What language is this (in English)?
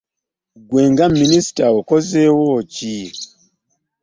Ganda